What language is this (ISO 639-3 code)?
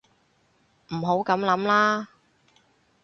yue